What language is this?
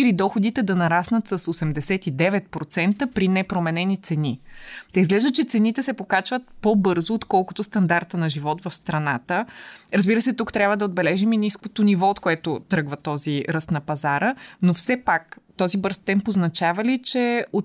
Bulgarian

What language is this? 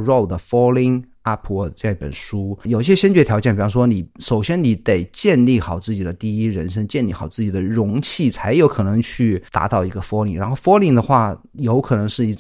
Chinese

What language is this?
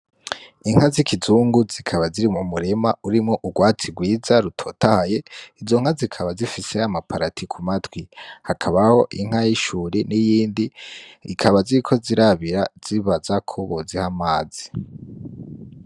Rundi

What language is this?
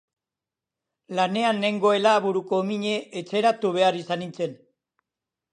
Basque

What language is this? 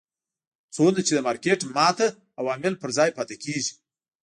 Pashto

